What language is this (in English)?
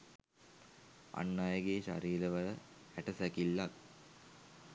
Sinhala